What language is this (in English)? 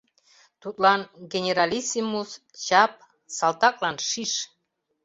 Mari